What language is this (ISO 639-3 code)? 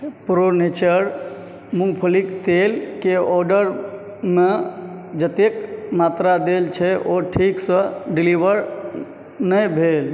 mai